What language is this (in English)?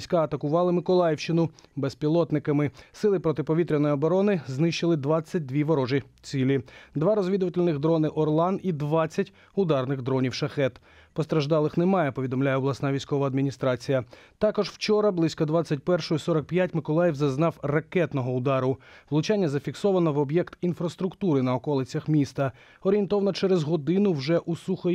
Ukrainian